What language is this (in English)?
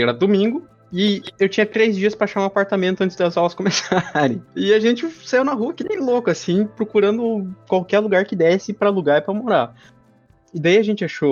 Portuguese